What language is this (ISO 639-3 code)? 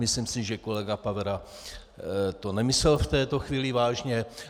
ces